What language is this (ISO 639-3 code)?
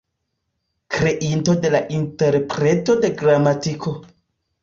epo